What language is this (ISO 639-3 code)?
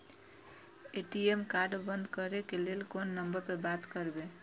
mai